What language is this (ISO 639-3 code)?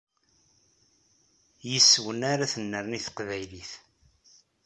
kab